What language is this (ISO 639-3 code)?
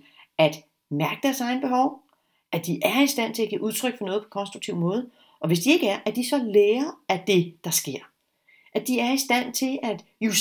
dan